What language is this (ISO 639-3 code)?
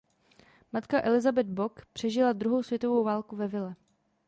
ces